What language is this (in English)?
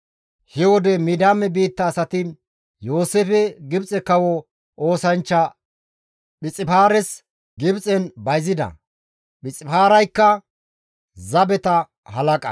Gamo